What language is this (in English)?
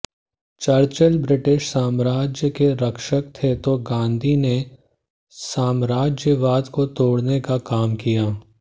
Hindi